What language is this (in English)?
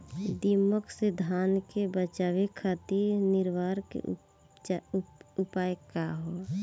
Bhojpuri